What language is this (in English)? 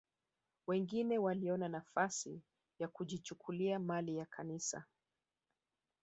Swahili